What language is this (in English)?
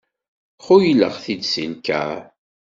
Kabyle